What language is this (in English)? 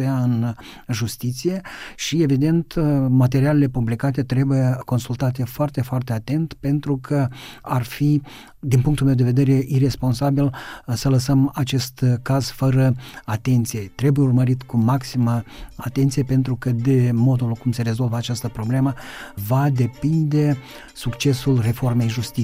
Romanian